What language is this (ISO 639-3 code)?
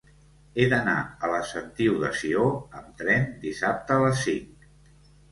cat